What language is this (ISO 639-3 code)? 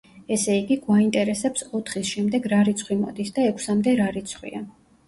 kat